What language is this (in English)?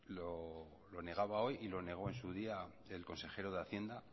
Spanish